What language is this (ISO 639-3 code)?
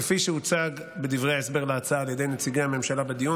heb